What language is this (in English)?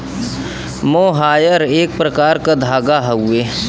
Bhojpuri